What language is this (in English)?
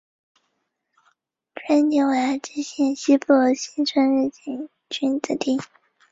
Chinese